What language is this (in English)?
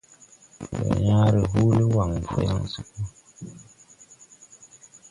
Tupuri